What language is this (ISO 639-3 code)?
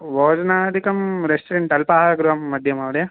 san